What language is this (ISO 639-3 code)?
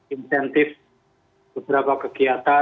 ind